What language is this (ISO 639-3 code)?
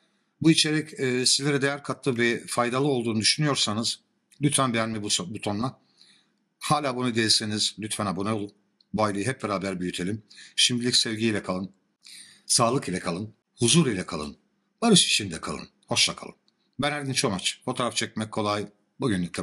tur